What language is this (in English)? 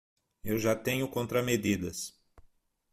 Portuguese